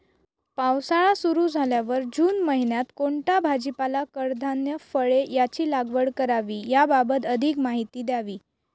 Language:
Marathi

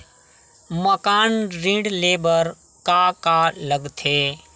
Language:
Chhattisgarhi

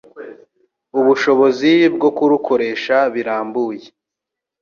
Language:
Kinyarwanda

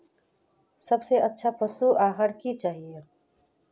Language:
Magahi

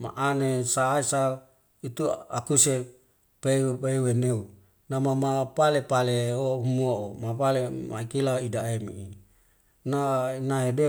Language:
Wemale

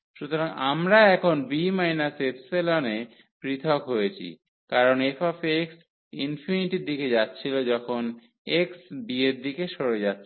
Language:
Bangla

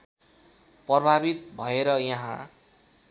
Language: Nepali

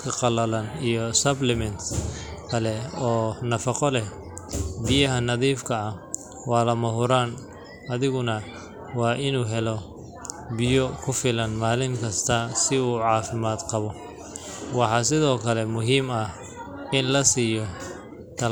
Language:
Somali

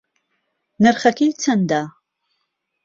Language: Central Kurdish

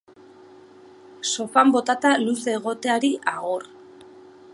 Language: Basque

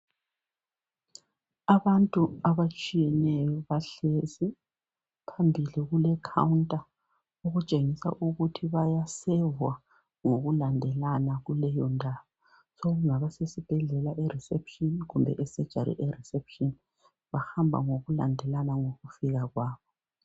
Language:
North Ndebele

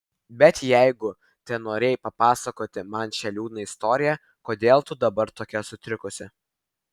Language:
Lithuanian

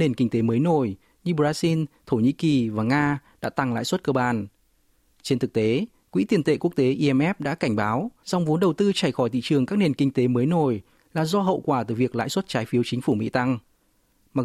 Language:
Vietnamese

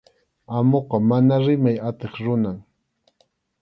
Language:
Arequipa-La Unión Quechua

